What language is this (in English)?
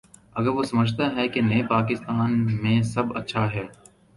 Urdu